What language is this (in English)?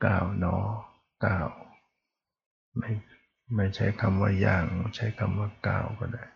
Thai